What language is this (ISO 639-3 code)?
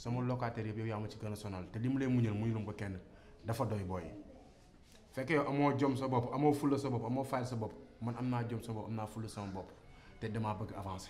fra